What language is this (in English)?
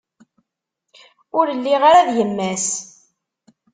Kabyle